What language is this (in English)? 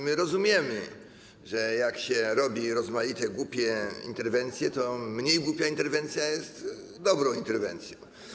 Polish